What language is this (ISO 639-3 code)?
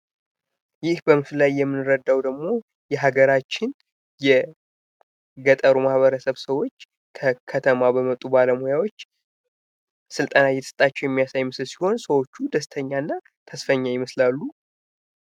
amh